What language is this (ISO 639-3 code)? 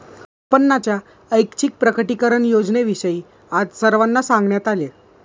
mar